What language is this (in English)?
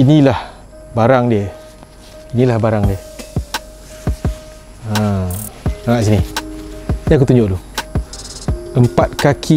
Malay